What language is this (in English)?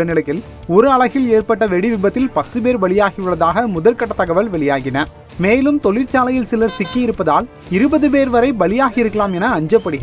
Italian